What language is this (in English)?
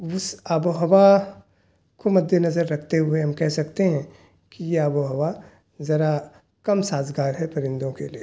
Urdu